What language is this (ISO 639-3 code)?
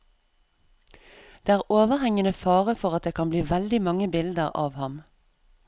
nor